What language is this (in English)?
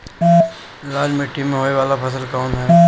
Bhojpuri